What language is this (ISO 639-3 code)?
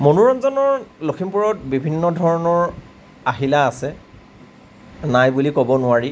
asm